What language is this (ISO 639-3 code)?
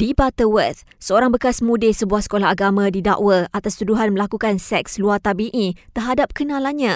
msa